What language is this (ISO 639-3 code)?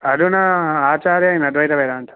san